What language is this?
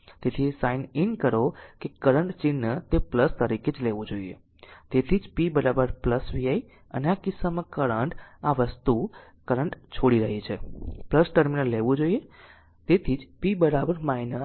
Gujarati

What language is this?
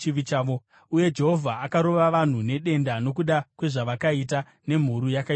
Shona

